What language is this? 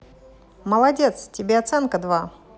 Russian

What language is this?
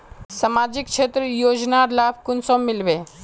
Magahi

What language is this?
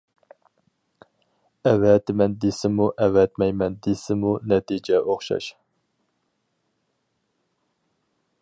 Uyghur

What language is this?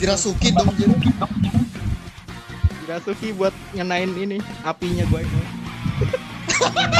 Indonesian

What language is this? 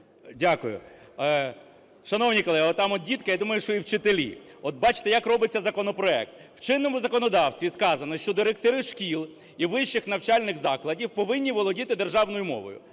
Ukrainian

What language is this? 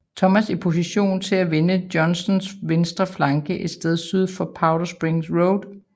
Danish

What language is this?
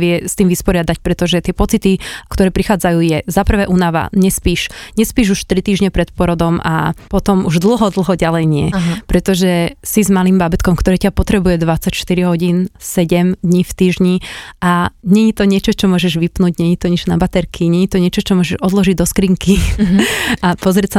Slovak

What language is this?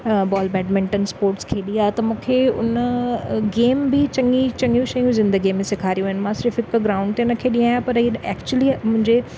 Sindhi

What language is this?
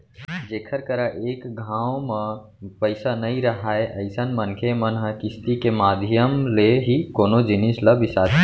Chhattisgarhi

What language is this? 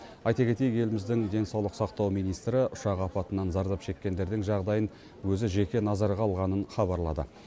Kazakh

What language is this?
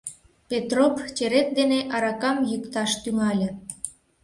Mari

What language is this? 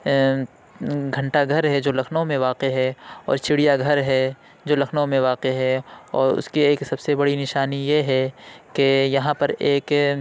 Urdu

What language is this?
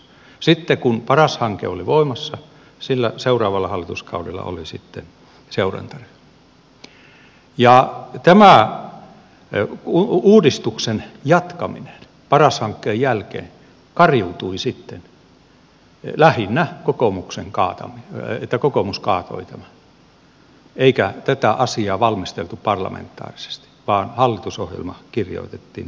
Finnish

